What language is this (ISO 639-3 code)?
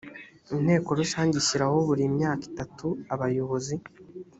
kin